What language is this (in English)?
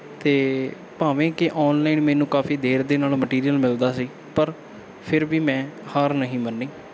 Punjabi